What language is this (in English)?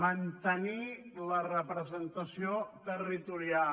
Catalan